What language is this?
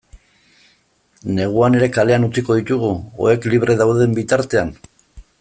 Basque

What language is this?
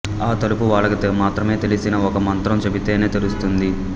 Telugu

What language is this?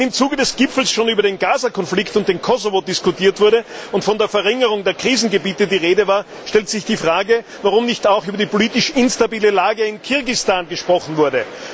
German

